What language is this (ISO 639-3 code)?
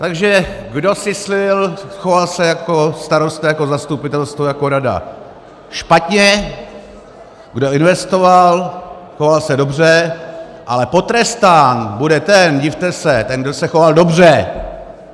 ces